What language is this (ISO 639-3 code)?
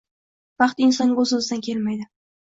uzb